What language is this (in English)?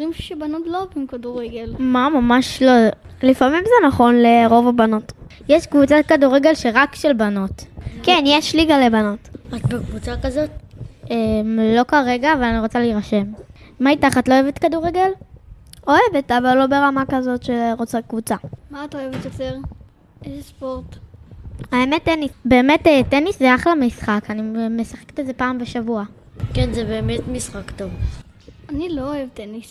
Hebrew